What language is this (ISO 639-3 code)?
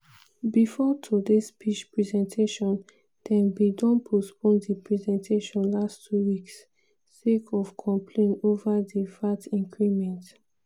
pcm